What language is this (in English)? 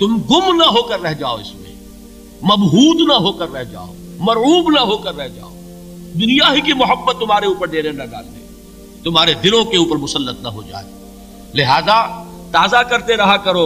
Urdu